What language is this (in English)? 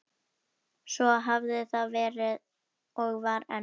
Icelandic